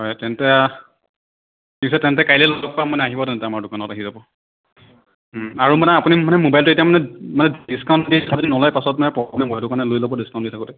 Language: Assamese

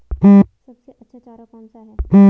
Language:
Hindi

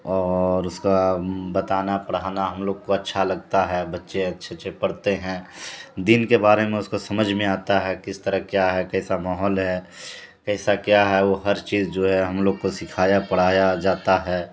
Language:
Urdu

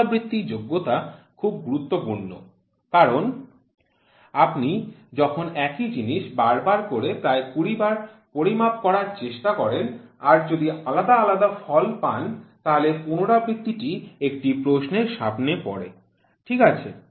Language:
Bangla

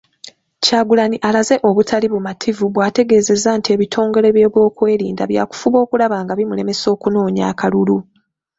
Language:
Ganda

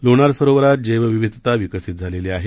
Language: Marathi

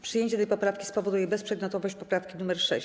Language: Polish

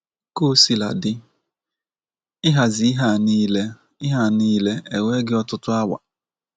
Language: Igbo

